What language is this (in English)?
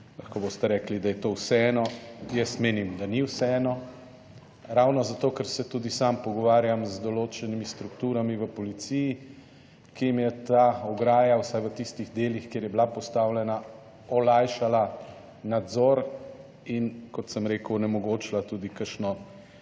Slovenian